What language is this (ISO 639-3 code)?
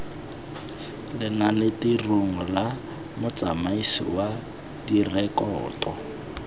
tsn